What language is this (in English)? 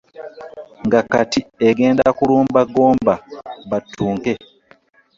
Ganda